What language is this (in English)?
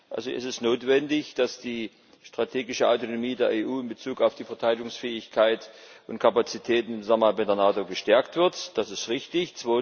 German